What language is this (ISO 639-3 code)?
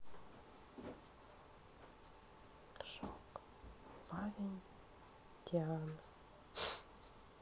rus